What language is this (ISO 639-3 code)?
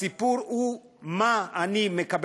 heb